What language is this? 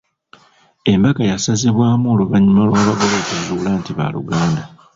Ganda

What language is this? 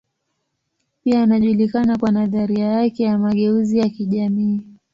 Swahili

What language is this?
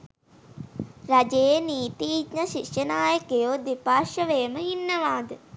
Sinhala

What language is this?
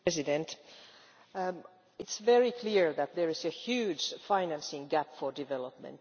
English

